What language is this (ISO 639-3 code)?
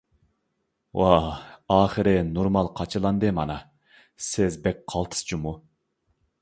uig